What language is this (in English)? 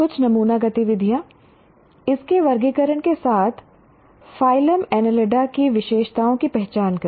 Hindi